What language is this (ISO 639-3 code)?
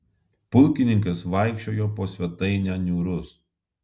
lit